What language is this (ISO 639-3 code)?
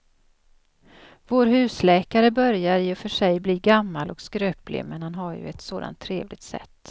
swe